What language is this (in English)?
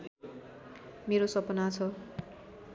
Nepali